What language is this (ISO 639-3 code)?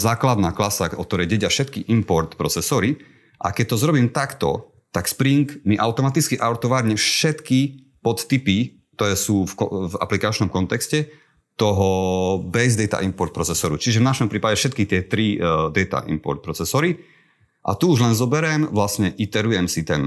slk